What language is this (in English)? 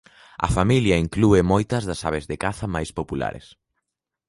Galician